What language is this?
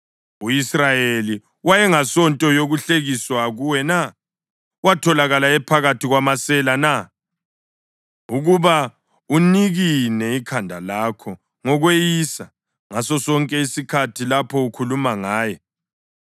North Ndebele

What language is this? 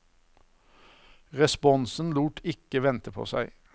Norwegian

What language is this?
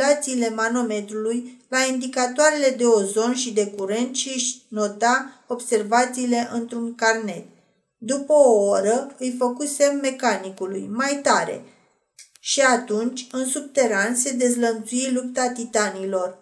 Romanian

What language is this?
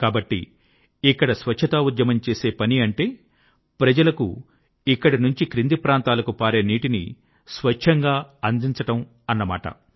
Telugu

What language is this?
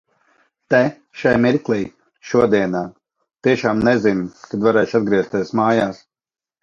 Latvian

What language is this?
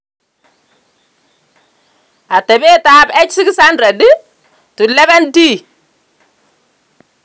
Kalenjin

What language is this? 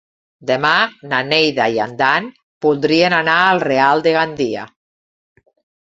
Catalan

